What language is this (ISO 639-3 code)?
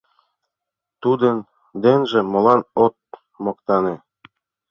chm